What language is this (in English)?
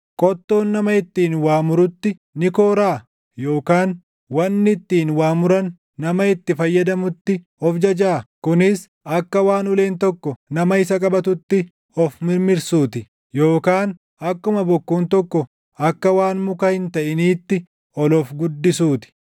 Oromo